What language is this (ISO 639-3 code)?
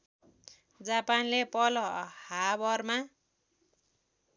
nep